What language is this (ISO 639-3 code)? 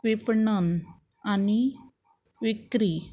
kok